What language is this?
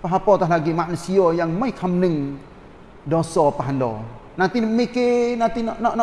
Malay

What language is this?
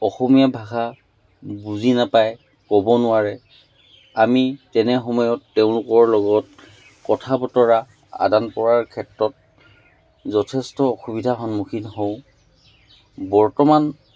Assamese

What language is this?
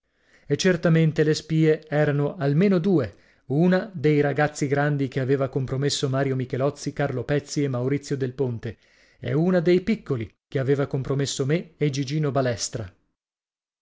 Italian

